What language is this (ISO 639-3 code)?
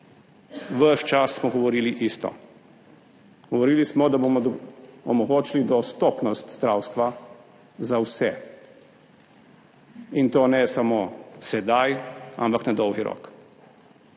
slv